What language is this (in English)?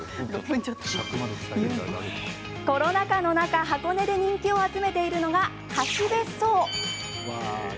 Japanese